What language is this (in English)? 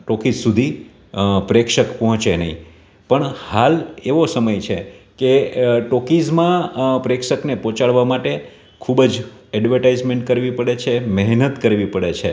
Gujarati